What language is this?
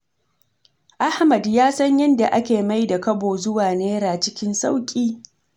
Hausa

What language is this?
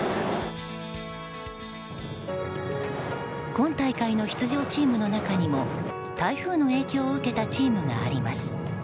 Japanese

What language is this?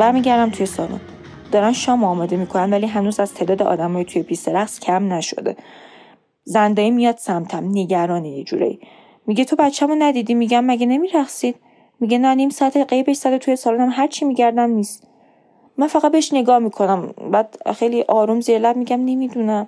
Persian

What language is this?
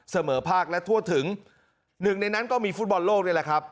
Thai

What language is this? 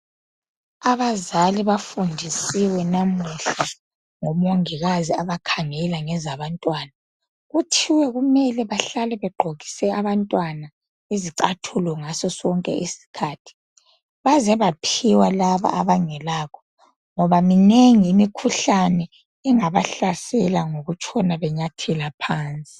North Ndebele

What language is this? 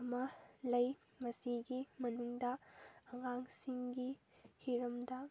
Manipuri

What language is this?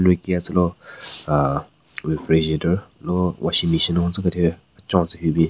Southern Rengma Naga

